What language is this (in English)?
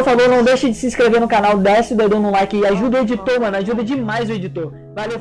Portuguese